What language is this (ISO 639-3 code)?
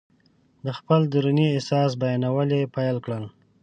pus